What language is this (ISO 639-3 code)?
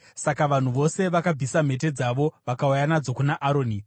sna